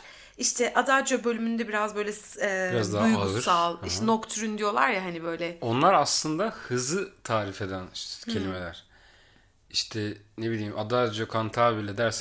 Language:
Turkish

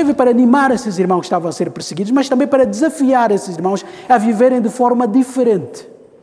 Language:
Portuguese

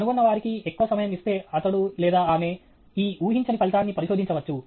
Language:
Telugu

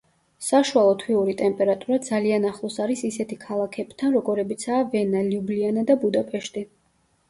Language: Georgian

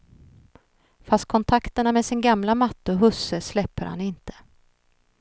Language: Swedish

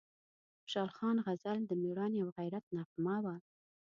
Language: Pashto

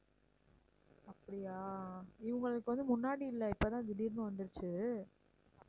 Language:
Tamil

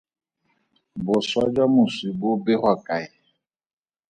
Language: Tswana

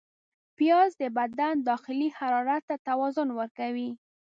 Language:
Pashto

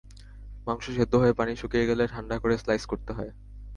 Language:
Bangla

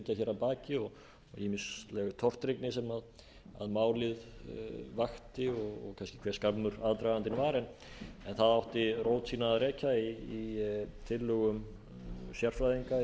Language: Icelandic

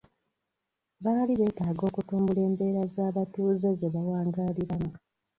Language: Ganda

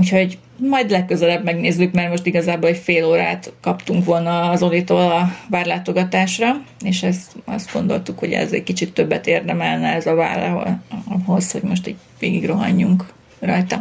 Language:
Hungarian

